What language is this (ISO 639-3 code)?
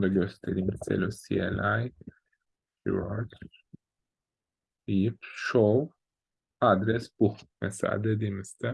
tur